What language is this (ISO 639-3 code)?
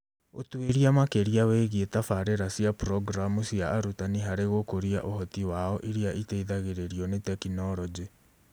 kik